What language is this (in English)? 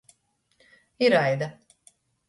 Latgalian